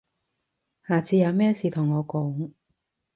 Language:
Cantonese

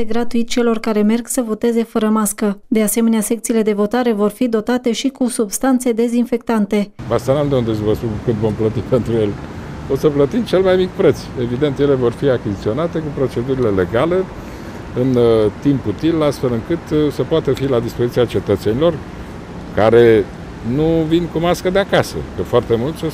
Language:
Romanian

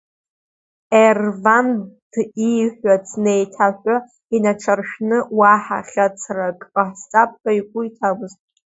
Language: Abkhazian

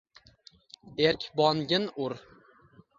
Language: Uzbek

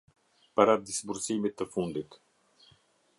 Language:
Albanian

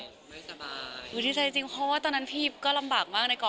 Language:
Thai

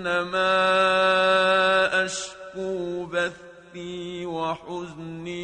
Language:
Arabic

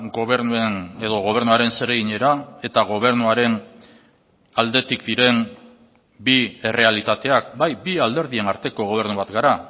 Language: Basque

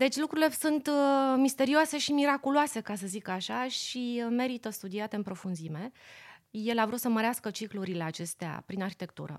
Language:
Romanian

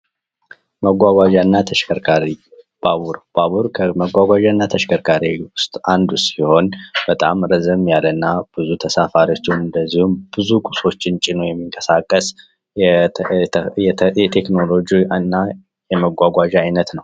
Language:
Amharic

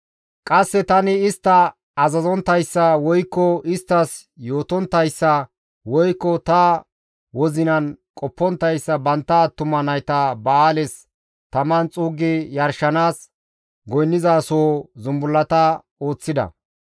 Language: Gamo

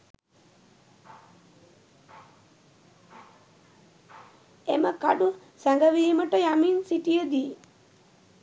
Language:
Sinhala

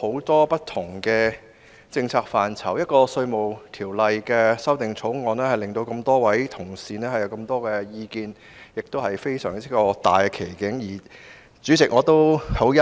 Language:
Cantonese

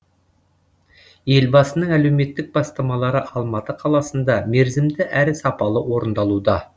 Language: Kazakh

